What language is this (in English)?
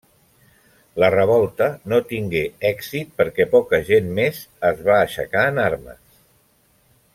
Catalan